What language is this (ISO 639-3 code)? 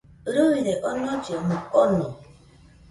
hux